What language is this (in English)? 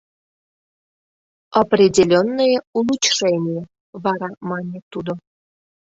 Mari